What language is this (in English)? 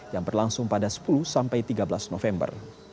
Indonesian